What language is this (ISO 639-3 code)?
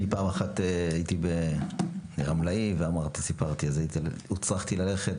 heb